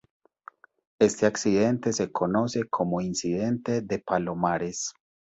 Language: Spanish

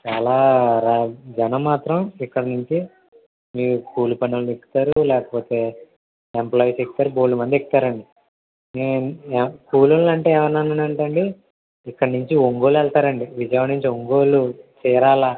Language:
Telugu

